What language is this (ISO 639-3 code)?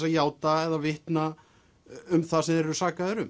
isl